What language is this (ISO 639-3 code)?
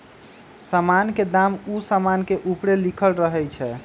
mag